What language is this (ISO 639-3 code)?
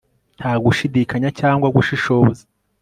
kin